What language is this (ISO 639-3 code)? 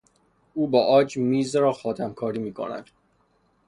fas